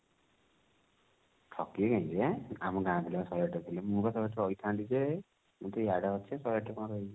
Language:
Odia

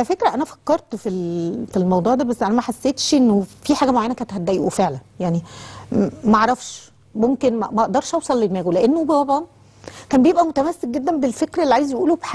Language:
Arabic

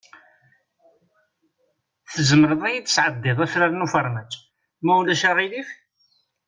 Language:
Kabyle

